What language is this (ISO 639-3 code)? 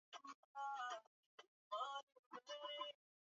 swa